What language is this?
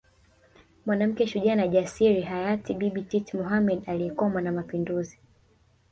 Swahili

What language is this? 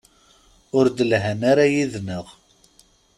Kabyle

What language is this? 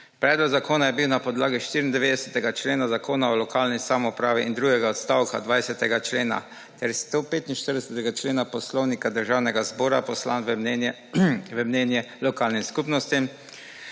Slovenian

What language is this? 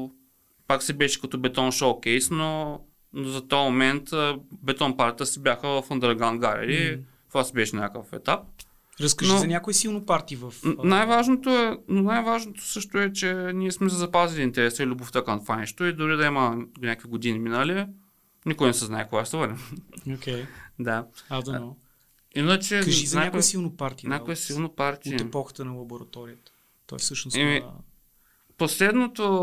Bulgarian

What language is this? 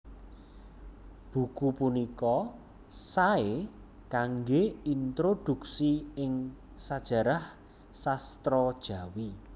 Javanese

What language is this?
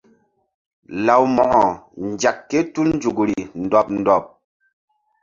Mbum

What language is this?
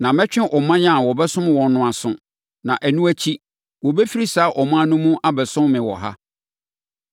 Akan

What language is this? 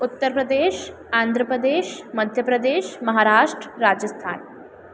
Sindhi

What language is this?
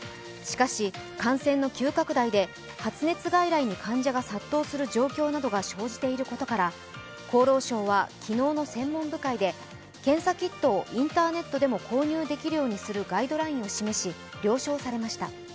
Japanese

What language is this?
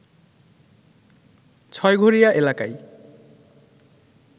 Bangla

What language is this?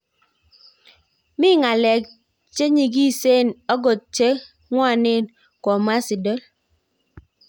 Kalenjin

